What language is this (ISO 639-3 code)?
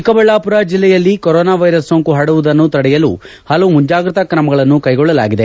kan